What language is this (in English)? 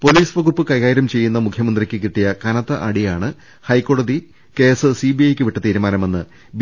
Malayalam